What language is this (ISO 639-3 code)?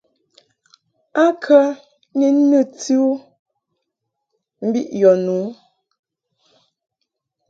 mhk